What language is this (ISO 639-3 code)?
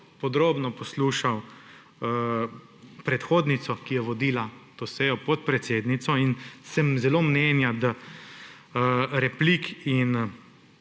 slv